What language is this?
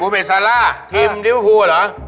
Thai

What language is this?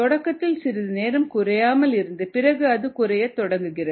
Tamil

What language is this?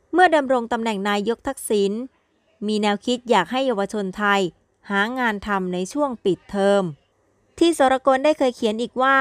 Thai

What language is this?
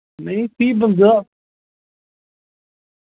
Dogri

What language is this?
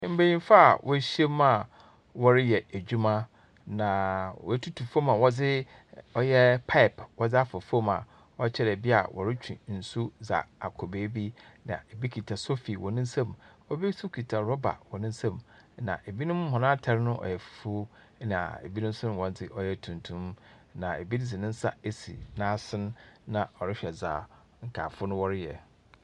Akan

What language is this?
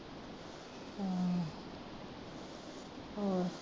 Punjabi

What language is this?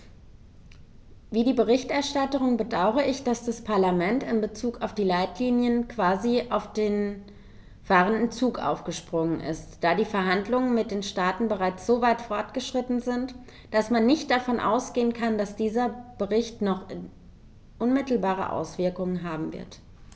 German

